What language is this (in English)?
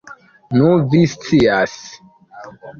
Esperanto